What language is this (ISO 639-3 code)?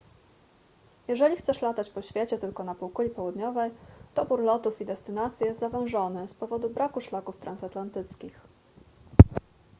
pol